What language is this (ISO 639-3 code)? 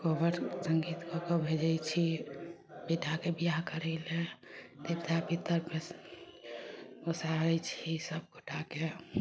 mai